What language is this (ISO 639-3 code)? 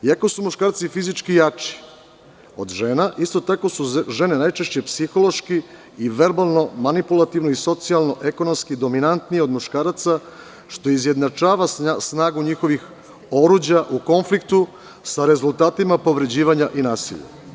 srp